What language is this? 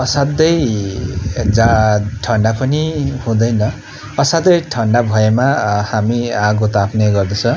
Nepali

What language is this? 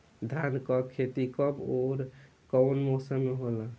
Bhojpuri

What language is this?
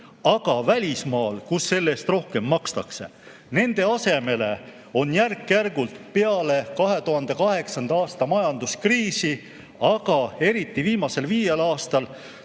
Estonian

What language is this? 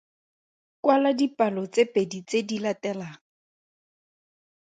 Tswana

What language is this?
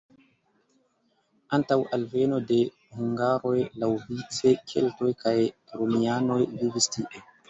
Esperanto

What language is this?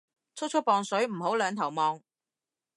Cantonese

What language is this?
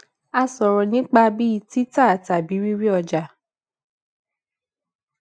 Yoruba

